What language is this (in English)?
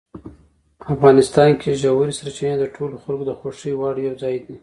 Pashto